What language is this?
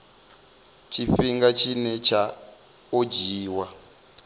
Venda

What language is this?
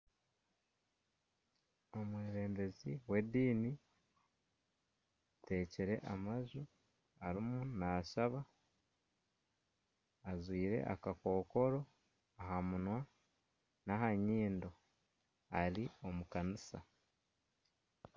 Nyankole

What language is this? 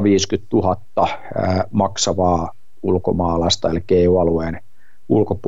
Finnish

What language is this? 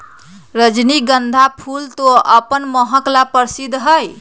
Magahi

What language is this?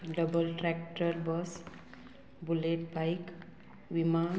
Konkani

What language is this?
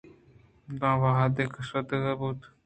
Eastern Balochi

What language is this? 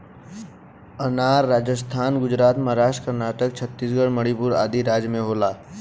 Bhojpuri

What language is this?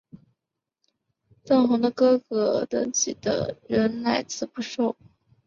Chinese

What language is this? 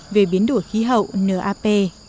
Vietnamese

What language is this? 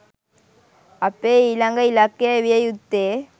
Sinhala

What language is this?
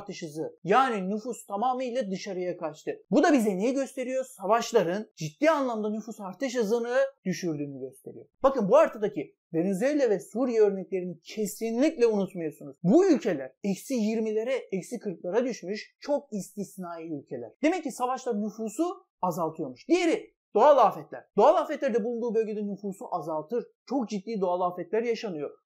Turkish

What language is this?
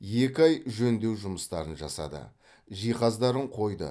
Kazakh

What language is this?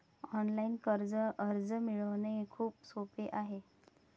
Marathi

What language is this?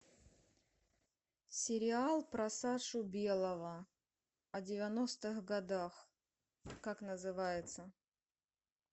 Russian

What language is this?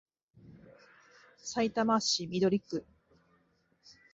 Japanese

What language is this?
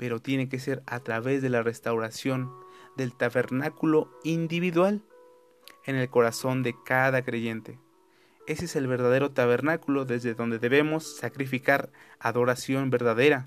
Spanish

